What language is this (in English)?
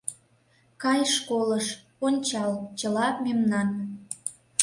Mari